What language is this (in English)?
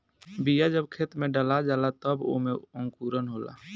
Bhojpuri